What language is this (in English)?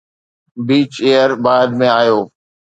Sindhi